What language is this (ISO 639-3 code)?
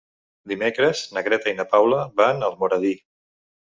cat